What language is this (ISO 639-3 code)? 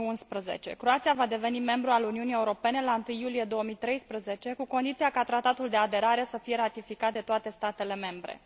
ron